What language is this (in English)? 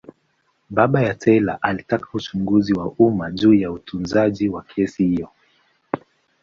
Swahili